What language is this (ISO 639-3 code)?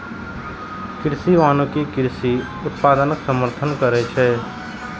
mai